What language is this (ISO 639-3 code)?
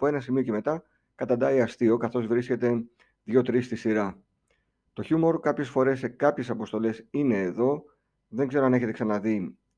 ell